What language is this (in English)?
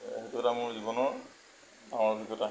Assamese